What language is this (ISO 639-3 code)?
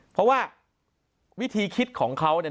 tha